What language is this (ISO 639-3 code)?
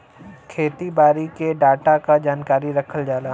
bho